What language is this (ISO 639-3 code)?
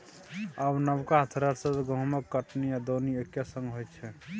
mai